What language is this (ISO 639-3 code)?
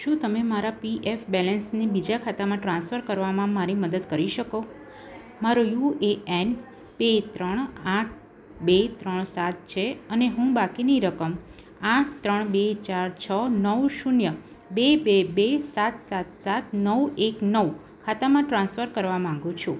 guj